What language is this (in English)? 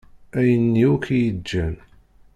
Kabyle